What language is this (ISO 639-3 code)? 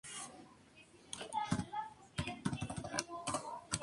spa